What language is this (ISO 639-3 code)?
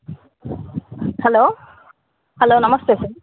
tel